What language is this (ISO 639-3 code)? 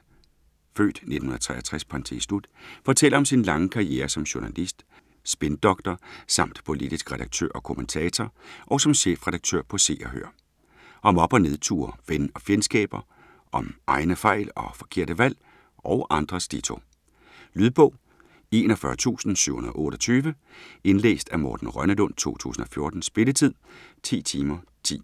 dan